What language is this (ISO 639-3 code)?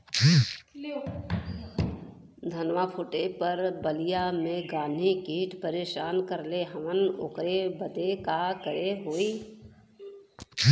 bho